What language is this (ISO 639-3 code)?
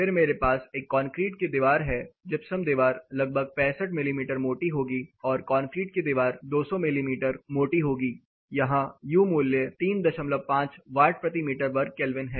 hin